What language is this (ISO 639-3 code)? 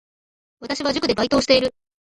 jpn